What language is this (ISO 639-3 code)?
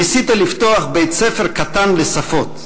heb